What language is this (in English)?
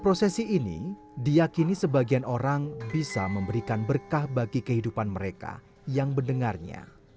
Indonesian